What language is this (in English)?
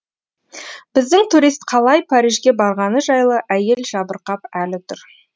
Kazakh